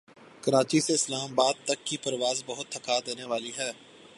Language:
Urdu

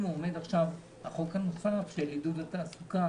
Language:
Hebrew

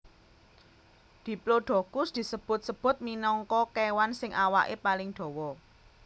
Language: Javanese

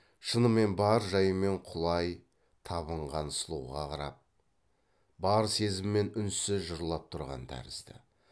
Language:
Kazakh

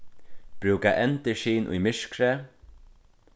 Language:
Faroese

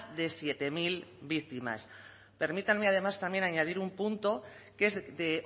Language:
Spanish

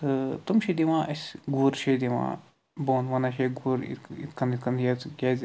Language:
Kashmiri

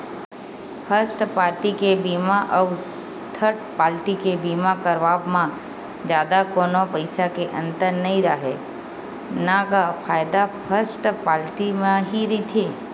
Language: Chhattisgarhi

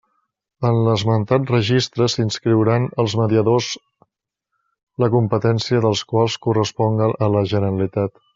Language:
Catalan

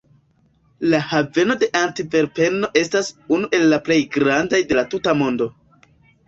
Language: Esperanto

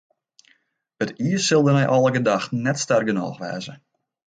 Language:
Western Frisian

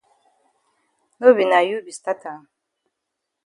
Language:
Cameroon Pidgin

